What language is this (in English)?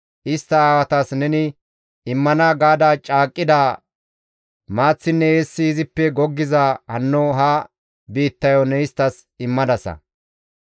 Gamo